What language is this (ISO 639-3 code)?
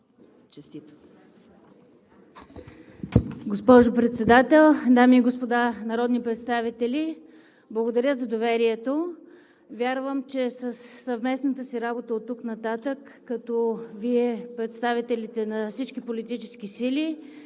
bul